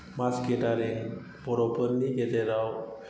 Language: Bodo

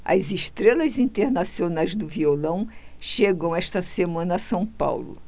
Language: Portuguese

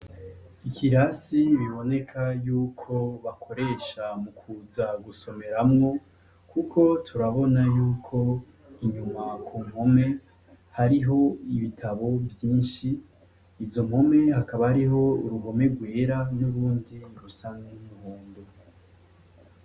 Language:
Rundi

